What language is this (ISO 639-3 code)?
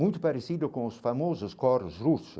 por